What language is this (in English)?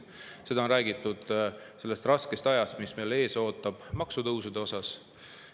Estonian